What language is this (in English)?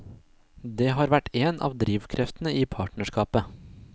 Norwegian